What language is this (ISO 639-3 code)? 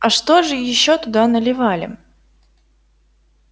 rus